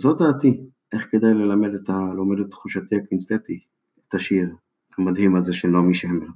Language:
Hebrew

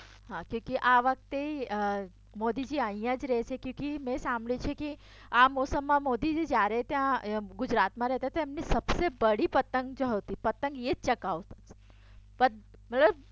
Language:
Gujarati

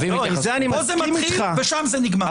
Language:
Hebrew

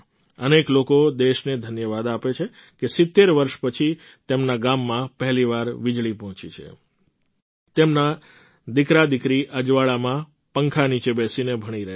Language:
Gujarati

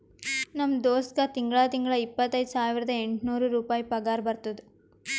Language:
Kannada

